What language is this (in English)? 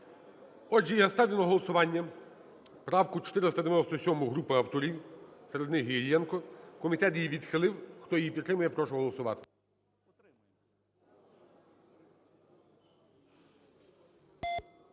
Ukrainian